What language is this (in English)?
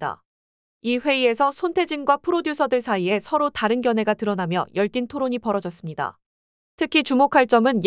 Korean